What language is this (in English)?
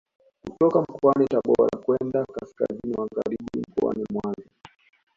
Swahili